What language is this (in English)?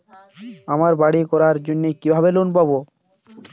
Bangla